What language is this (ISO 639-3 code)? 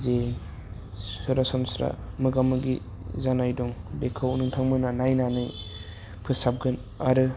brx